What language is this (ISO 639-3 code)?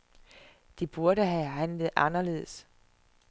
dan